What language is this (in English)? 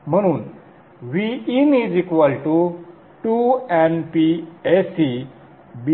Marathi